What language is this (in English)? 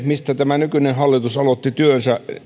Finnish